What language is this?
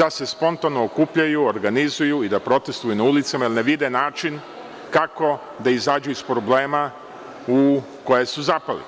Serbian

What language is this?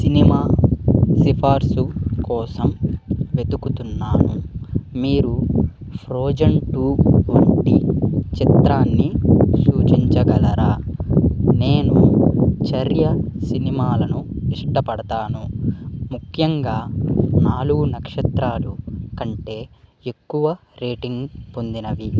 Telugu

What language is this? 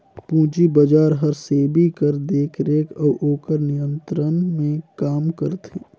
Chhattisgarhi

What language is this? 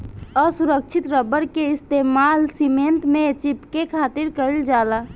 Bhojpuri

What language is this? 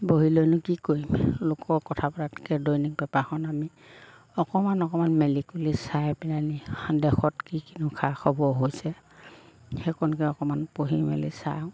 Assamese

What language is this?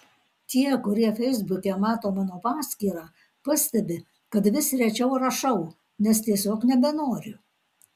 Lithuanian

